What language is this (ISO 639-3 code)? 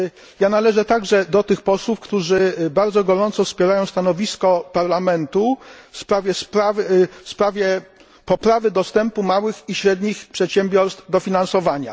pol